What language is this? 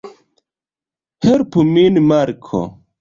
Esperanto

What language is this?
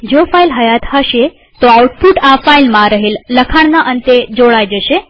Gujarati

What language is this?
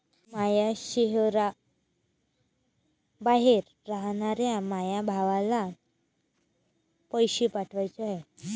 Marathi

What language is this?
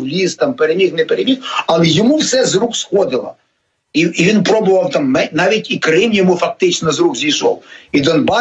Ukrainian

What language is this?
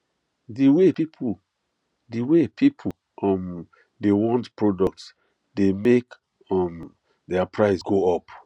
Nigerian Pidgin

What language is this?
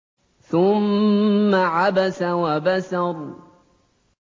Arabic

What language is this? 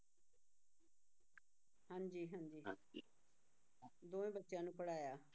Punjabi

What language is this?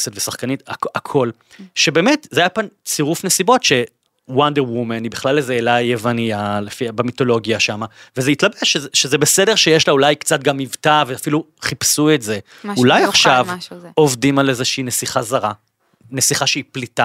Hebrew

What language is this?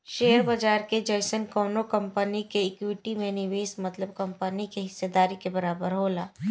Bhojpuri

